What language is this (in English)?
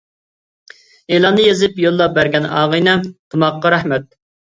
Uyghur